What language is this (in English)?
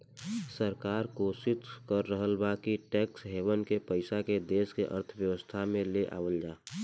Bhojpuri